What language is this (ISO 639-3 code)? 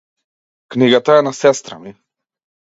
mkd